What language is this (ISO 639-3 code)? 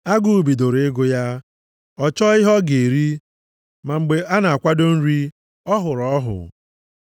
ibo